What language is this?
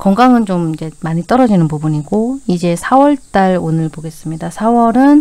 Korean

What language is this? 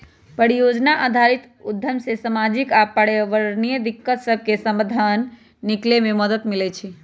Magahi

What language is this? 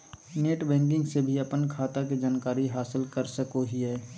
Magahi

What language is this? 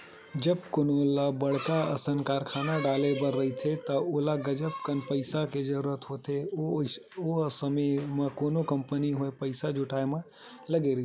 Chhattisgarhi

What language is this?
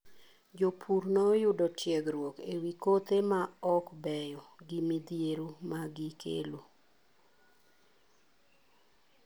Luo (Kenya and Tanzania)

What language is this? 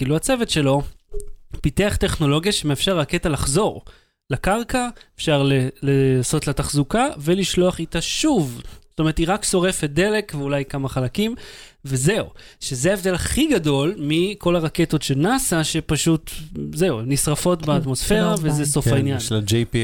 Hebrew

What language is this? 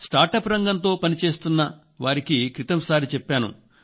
Telugu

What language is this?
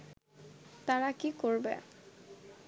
Bangla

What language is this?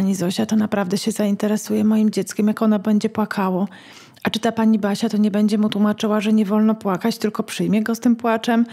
Polish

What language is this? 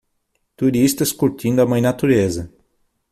Portuguese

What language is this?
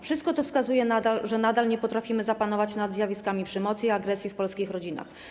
Polish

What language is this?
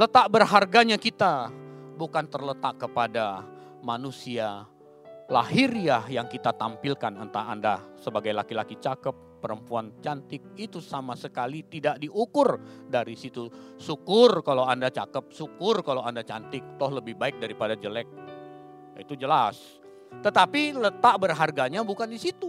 Indonesian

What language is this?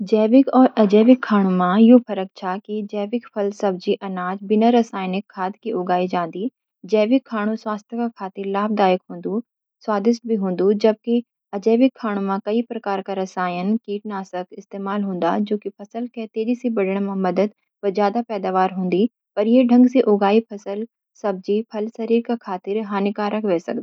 Garhwali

